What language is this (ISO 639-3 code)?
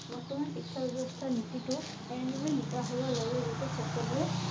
asm